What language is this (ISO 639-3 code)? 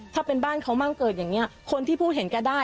tha